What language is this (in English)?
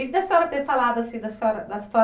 Portuguese